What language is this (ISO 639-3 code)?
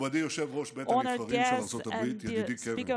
heb